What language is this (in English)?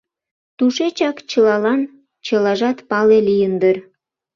Mari